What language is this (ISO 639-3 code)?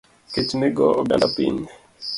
luo